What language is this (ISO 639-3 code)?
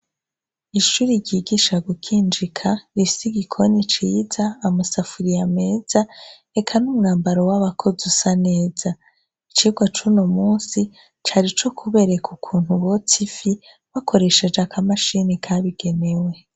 run